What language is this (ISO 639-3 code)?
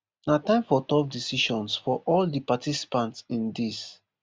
pcm